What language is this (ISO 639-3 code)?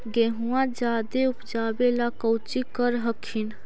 mag